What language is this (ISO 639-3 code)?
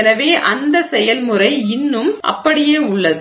tam